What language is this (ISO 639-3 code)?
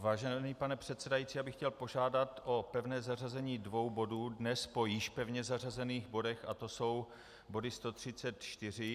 ces